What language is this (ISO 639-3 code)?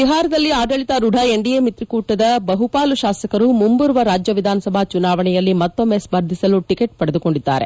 kan